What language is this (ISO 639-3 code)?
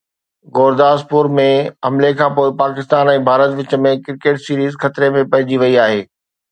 snd